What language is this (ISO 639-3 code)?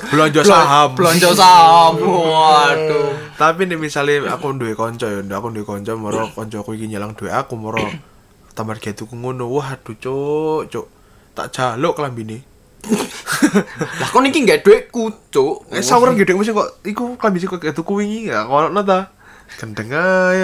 ind